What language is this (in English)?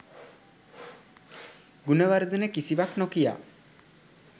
Sinhala